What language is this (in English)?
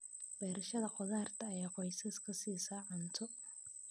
Somali